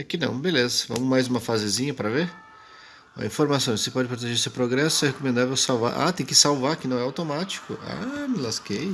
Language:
Portuguese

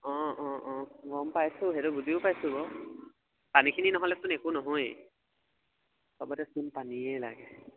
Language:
Assamese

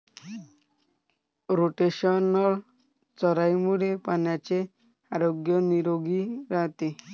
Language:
Marathi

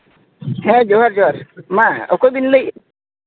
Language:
Santali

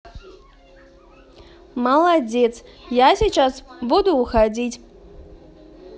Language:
Russian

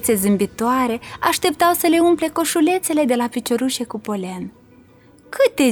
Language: Romanian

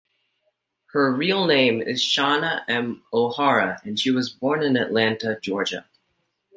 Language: English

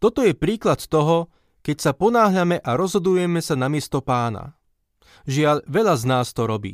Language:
Slovak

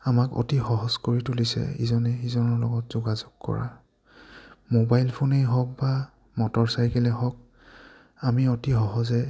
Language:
Assamese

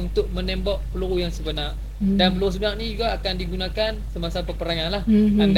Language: Malay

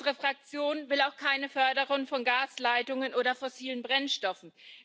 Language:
German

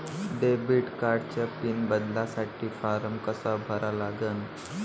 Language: Marathi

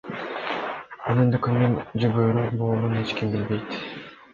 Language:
Kyrgyz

